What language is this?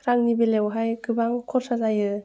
Bodo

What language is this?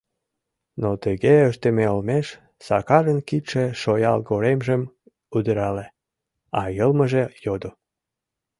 Mari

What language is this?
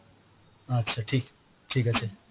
Bangla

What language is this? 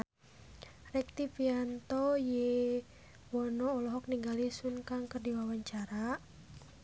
Sundanese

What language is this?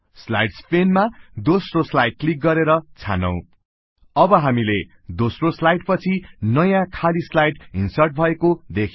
Nepali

